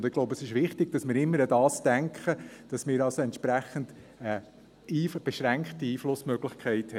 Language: Swiss German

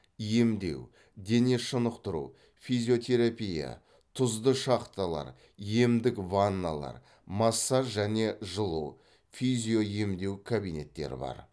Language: Kazakh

